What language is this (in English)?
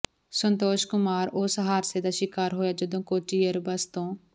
Punjabi